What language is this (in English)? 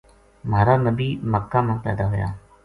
Gujari